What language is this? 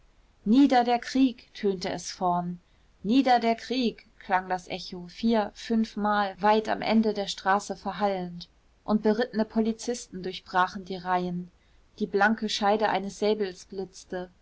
German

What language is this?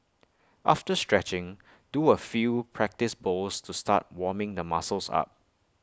English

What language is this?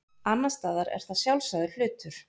Icelandic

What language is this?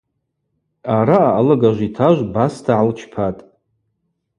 Abaza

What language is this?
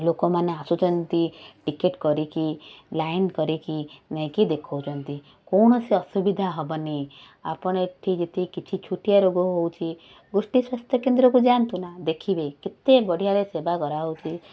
Odia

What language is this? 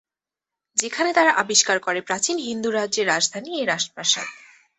Bangla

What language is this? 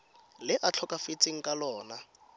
Tswana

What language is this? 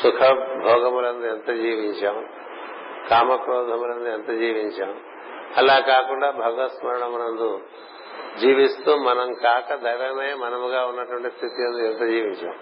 Telugu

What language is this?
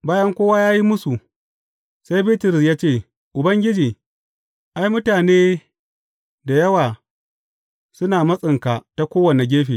Hausa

